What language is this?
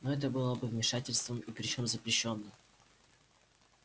Russian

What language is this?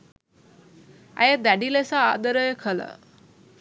Sinhala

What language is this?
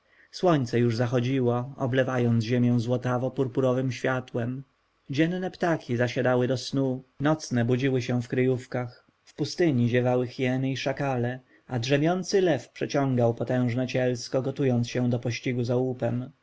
Polish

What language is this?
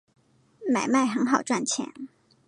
Chinese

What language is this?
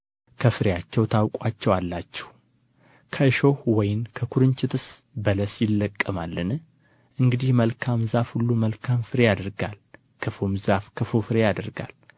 Amharic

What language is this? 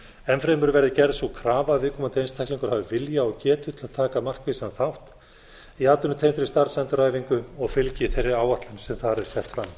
Icelandic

